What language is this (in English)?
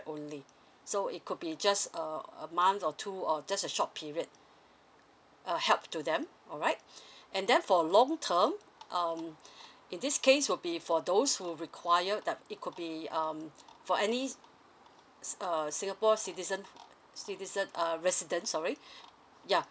English